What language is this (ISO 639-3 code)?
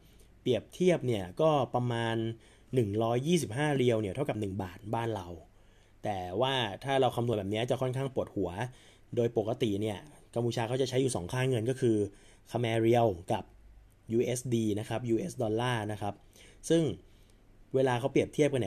tha